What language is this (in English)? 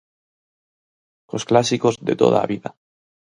Galician